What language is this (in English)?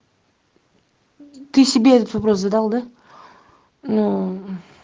Russian